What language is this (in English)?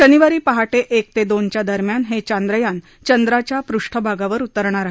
Marathi